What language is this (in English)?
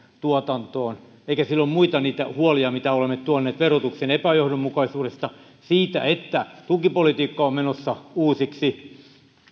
Finnish